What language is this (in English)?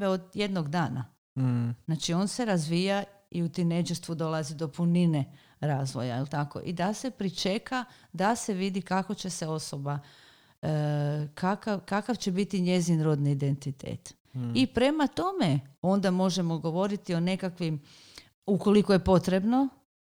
Croatian